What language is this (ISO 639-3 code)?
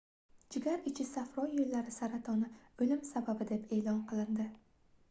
uzb